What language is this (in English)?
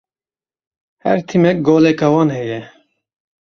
Kurdish